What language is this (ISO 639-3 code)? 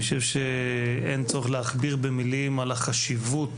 heb